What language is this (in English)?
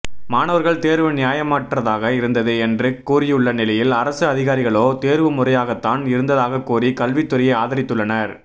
Tamil